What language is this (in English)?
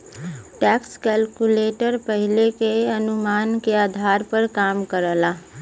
Bhojpuri